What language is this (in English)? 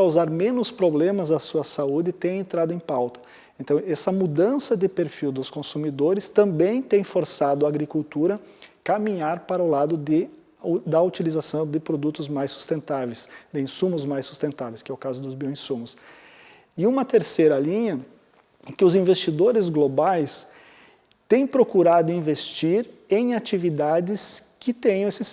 Portuguese